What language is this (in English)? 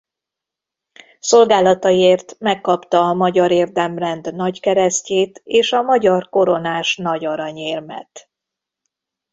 Hungarian